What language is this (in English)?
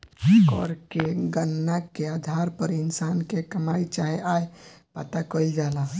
Bhojpuri